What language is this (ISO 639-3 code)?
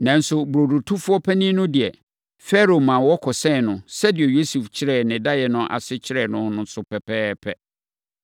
aka